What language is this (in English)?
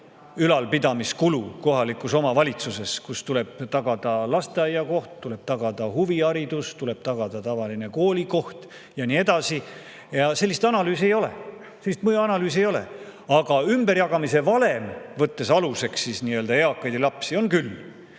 Estonian